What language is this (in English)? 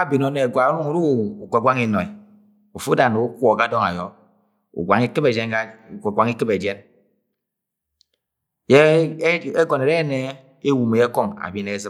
Agwagwune